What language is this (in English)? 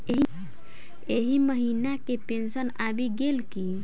Maithili